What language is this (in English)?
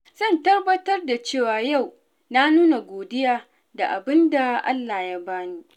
Hausa